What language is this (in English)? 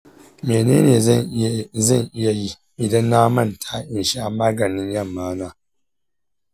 Hausa